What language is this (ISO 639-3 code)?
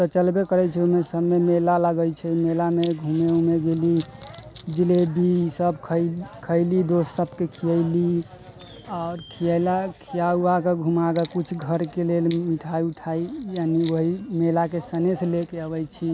mai